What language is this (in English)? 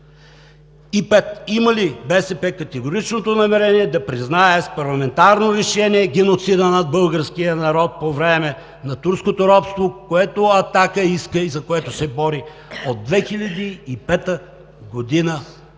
Bulgarian